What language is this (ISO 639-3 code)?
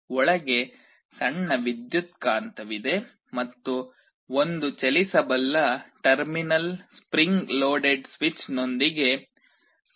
kan